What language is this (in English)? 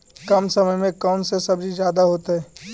Magahi